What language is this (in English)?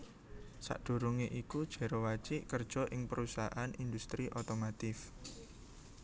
Javanese